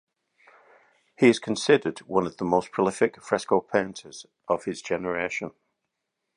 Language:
English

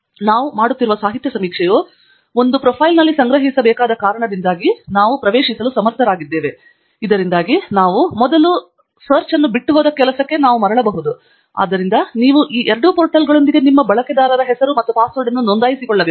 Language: Kannada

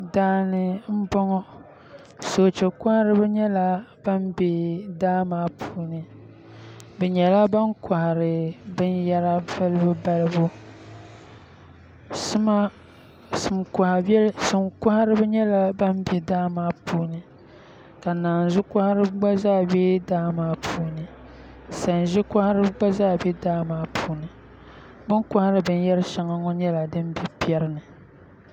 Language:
Dagbani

